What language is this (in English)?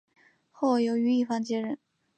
Chinese